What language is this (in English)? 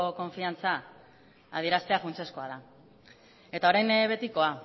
Basque